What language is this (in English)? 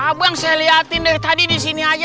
Indonesian